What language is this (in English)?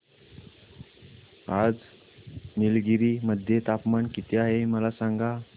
Marathi